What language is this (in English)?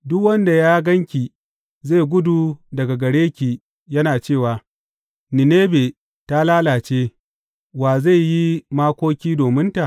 Hausa